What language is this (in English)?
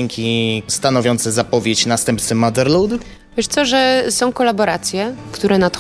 Polish